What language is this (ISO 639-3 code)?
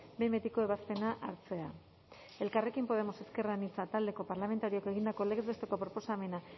eus